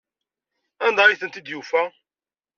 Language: Kabyle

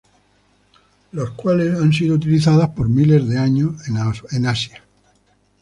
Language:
Spanish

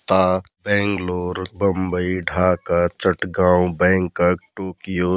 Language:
Kathoriya Tharu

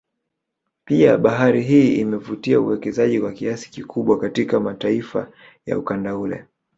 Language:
Swahili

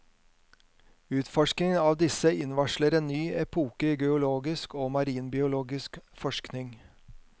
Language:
Norwegian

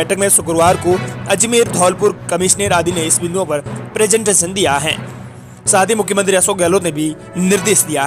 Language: Hindi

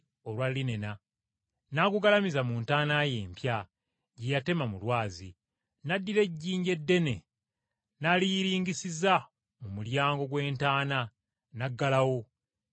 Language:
Ganda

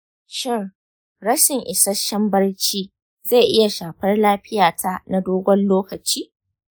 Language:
Hausa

